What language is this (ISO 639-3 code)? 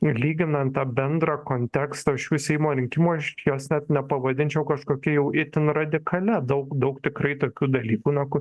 lit